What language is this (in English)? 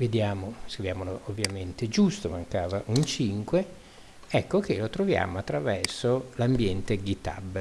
Italian